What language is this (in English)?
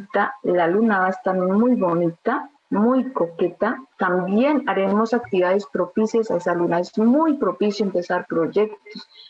Spanish